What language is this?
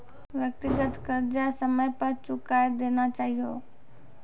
Maithili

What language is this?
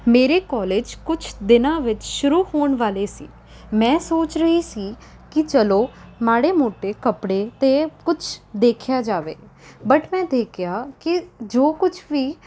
Punjabi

